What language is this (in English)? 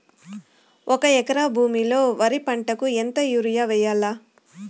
Telugu